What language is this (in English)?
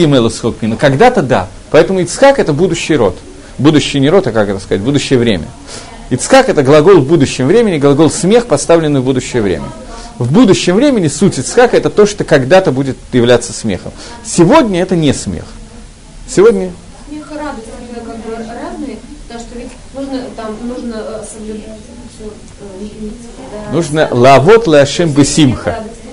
Russian